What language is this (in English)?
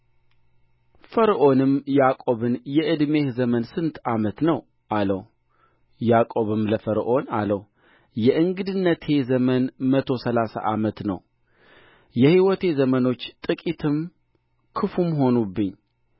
Amharic